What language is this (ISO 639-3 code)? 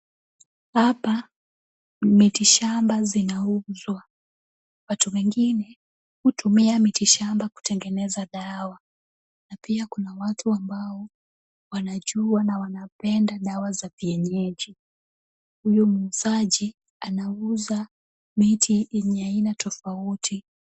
swa